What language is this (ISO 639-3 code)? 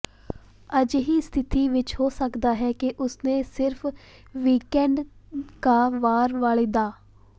pan